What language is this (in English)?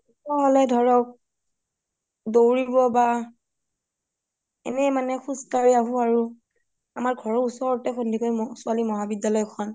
Assamese